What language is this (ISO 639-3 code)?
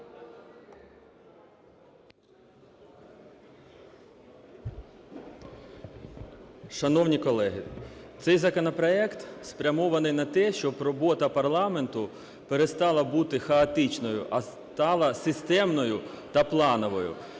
ukr